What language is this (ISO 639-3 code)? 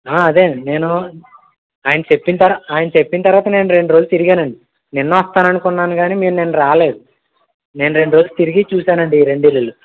tel